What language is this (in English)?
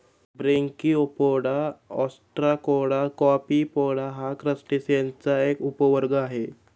Marathi